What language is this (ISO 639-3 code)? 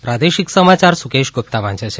guj